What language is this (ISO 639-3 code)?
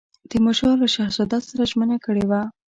pus